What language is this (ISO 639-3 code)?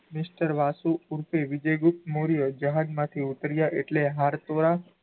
guj